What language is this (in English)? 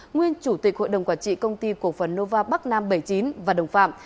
Vietnamese